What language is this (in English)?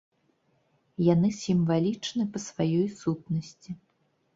Belarusian